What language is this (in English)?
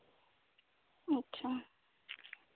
Santali